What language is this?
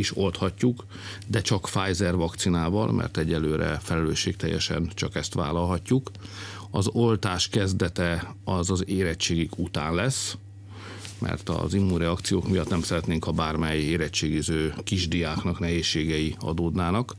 Hungarian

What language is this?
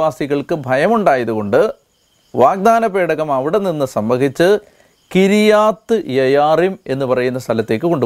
Malayalam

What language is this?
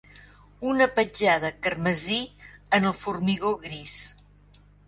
Catalan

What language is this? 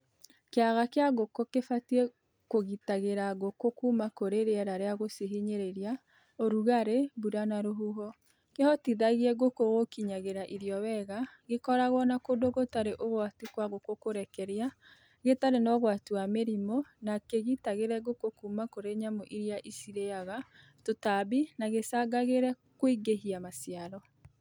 Kikuyu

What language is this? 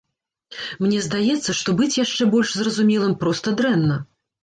Belarusian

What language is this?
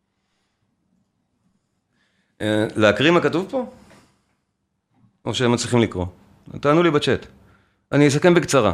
Hebrew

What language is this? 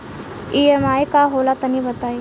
Bhojpuri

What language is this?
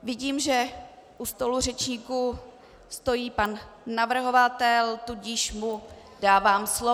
Czech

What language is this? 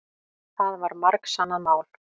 Icelandic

